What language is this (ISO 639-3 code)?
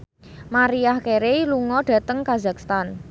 jav